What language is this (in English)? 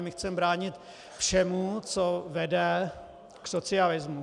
Czech